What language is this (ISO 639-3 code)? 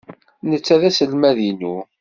kab